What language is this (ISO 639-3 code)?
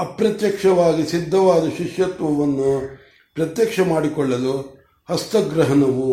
kan